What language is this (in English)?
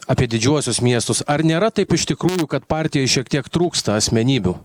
Lithuanian